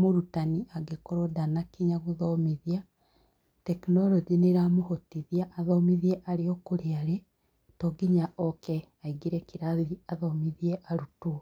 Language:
Kikuyu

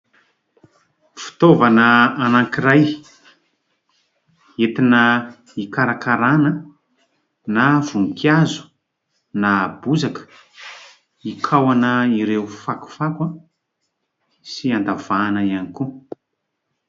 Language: Malagasy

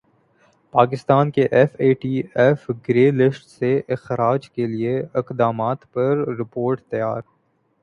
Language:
Urdu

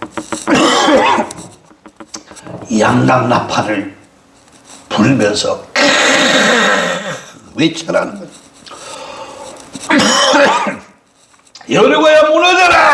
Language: Korean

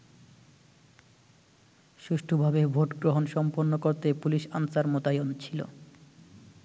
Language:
Bangla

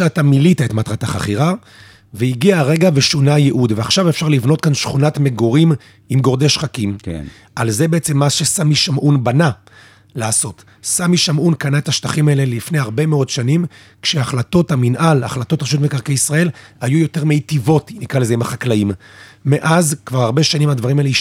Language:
Hebrew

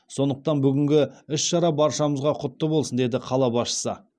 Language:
Kazakh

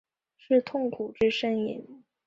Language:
Chinese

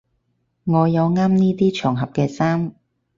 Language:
Cantonese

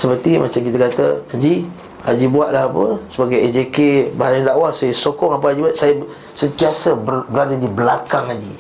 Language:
Malay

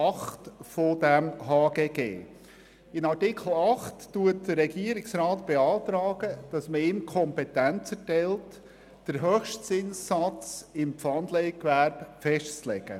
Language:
Swiss German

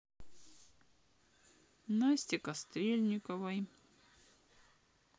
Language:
Russian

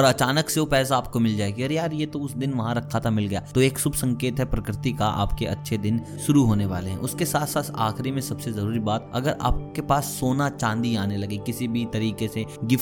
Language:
Hindi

